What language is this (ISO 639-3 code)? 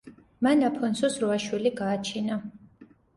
kat